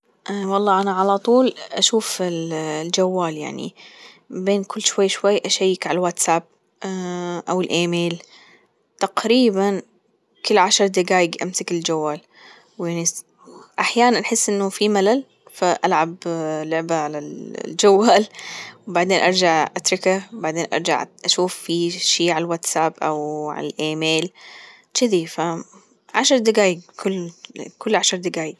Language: Gulf Arabic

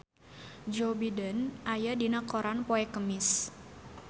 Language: Sundanese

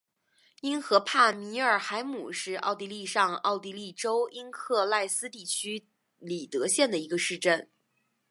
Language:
Chinese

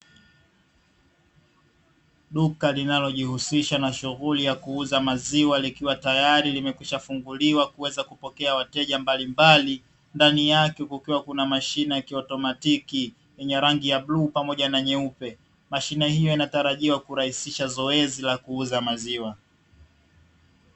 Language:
Swahili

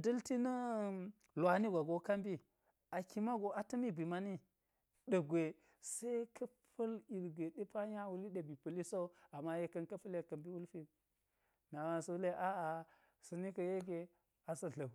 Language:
Geji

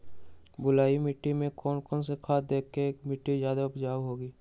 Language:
Magahi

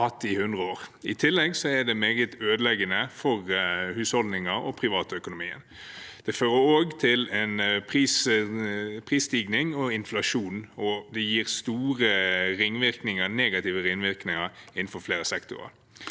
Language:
Norwegian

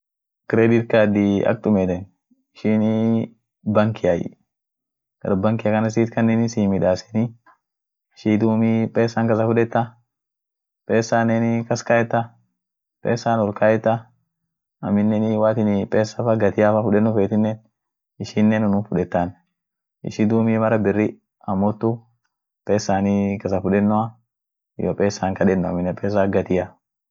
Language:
Orma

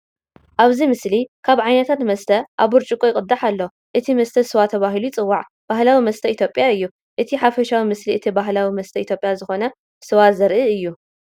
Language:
Tigrinya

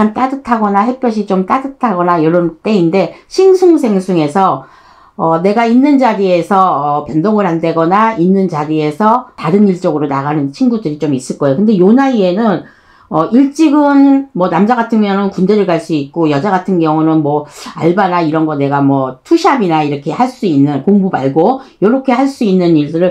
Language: Korean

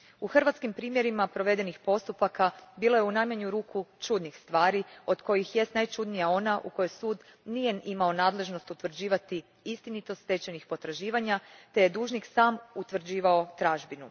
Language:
Croatian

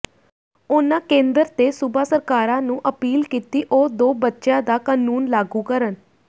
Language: Punjabi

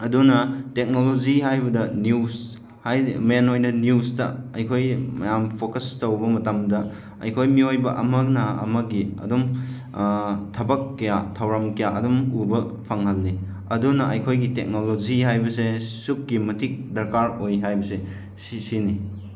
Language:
Manipuri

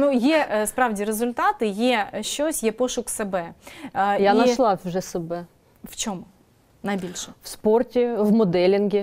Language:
Ukrainian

